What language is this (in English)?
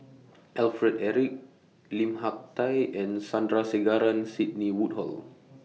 English